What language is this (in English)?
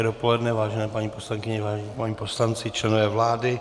Czech